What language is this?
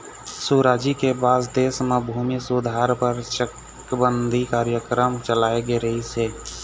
Chhattisgarhi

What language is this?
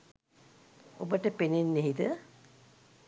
Sinhala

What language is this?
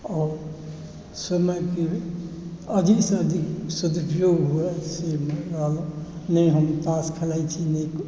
Maithili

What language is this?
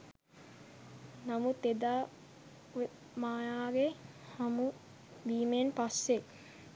Sinhala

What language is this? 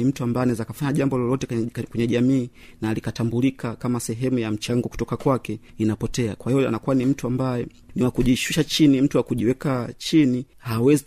Swahili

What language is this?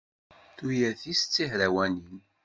Kabyle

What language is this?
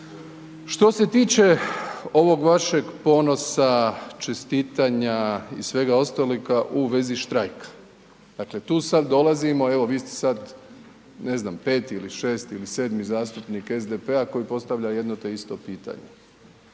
Croatian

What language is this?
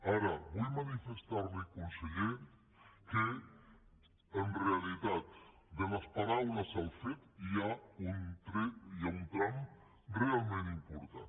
Catalan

